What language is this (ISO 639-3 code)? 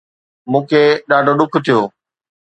snd